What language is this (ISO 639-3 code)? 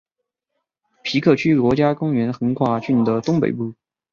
zho